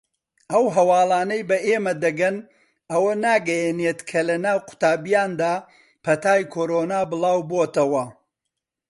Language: Central Kurdish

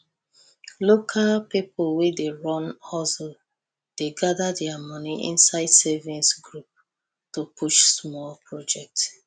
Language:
Nigerian Pidgin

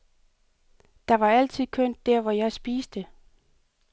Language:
Danish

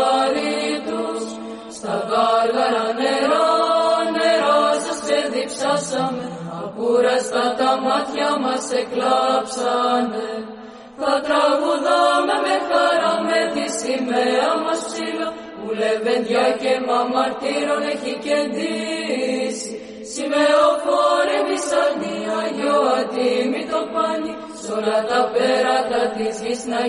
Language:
Greek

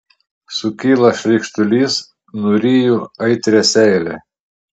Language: Lithuanian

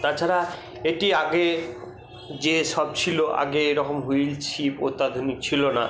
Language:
Bangla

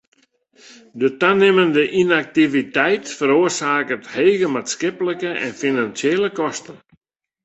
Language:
Western Frisian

